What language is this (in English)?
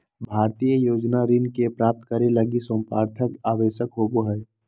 Magahi